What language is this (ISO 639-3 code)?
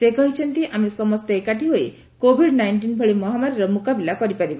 ori